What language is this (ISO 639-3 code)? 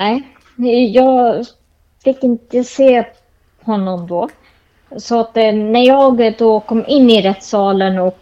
swe